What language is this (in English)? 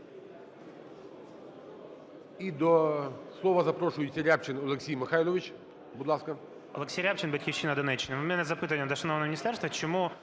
Ukrainian